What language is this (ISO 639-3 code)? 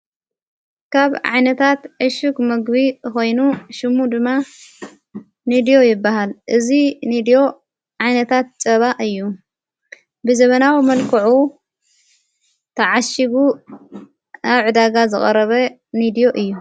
tir